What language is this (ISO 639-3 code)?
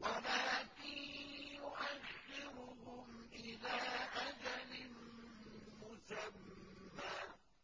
ara